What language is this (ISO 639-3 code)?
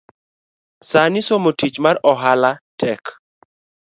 luo